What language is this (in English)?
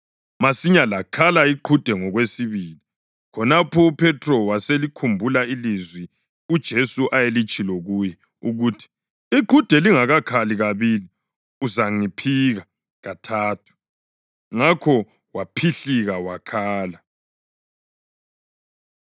North Ndebele